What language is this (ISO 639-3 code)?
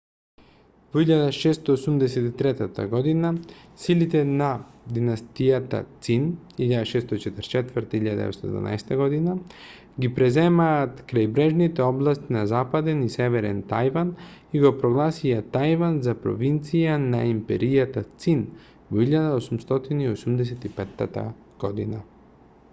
mkd